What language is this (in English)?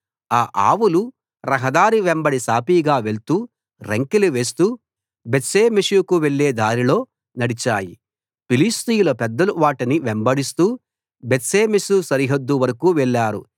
Telugu